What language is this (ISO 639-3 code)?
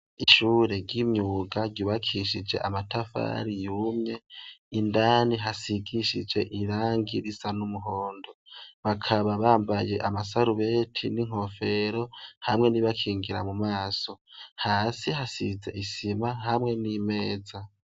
run